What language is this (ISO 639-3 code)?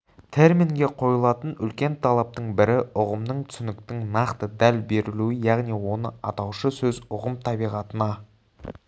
kaz